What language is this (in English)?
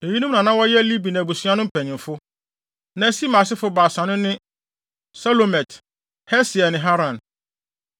Akan